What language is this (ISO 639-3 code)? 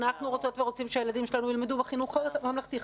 heb